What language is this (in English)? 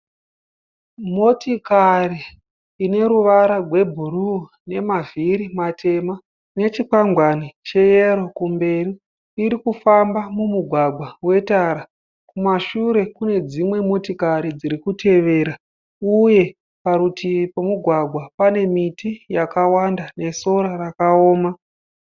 Shona